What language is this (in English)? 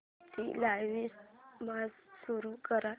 Marathi